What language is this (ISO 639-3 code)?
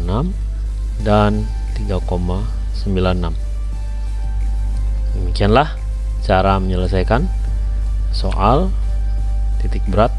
ind